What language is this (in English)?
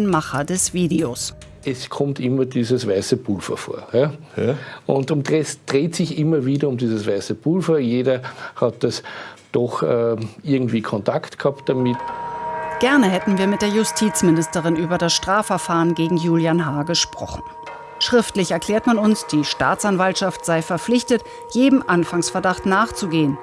German